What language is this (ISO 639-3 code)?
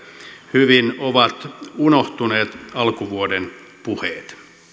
fin